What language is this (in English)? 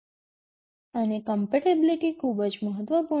Gujarati